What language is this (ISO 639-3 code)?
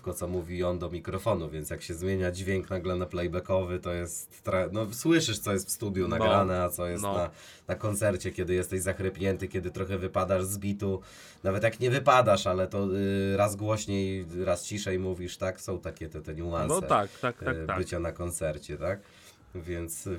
pol